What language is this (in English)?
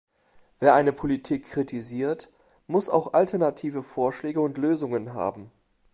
German